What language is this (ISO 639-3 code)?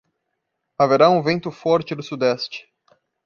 por